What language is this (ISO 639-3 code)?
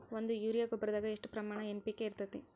kan